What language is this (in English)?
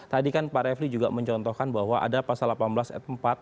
Indonesian